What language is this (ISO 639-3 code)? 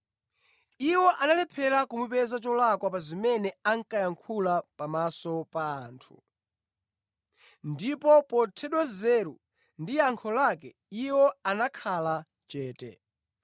nya